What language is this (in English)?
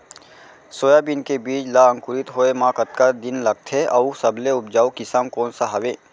Chhattisgarhi